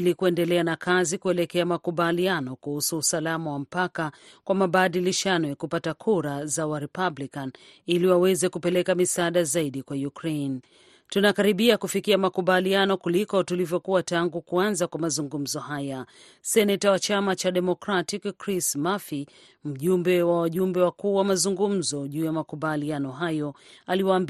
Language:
Swahili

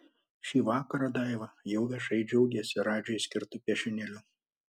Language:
Lithuanian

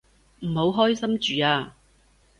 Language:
Cantonese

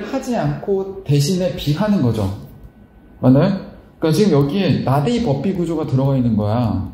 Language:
Korean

